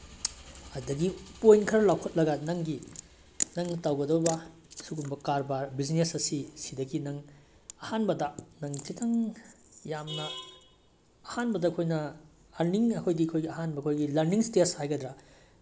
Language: Manipuri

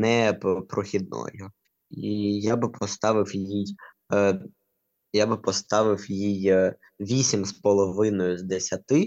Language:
Ukrainian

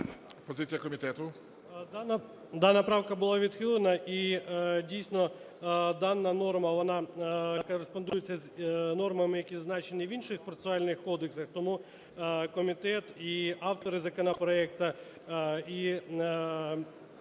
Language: Ukrainian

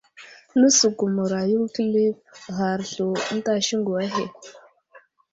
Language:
Wuzlam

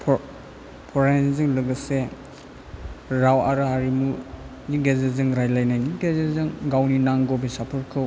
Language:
Bodo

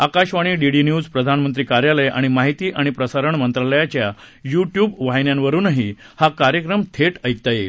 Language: Marathi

